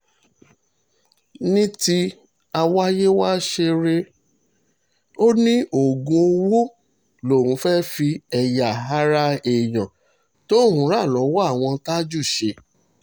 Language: Yoruba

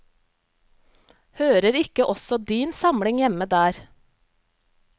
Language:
Norwegian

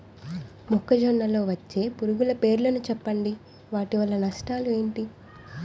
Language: Telugu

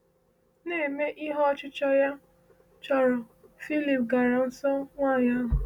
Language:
Igbo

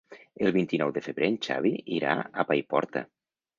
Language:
Catalan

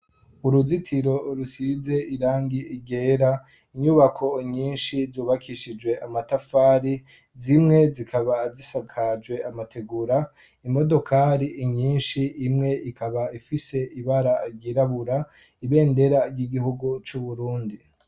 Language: Rundi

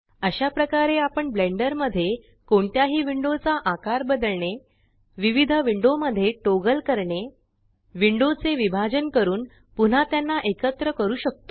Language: Marathi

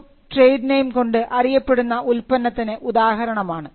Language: Malayalam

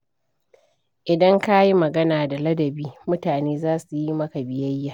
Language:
Hausa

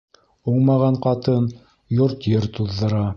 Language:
Bashkir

